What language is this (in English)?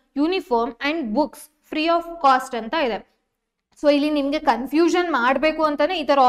Kannada